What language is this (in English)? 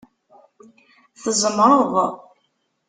Kabyle